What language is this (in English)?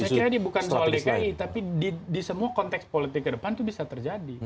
Indonesian